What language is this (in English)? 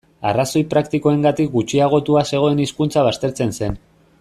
Basque